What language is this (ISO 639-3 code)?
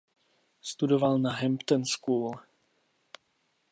ces